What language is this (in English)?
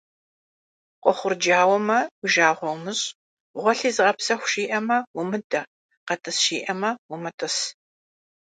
Kabardian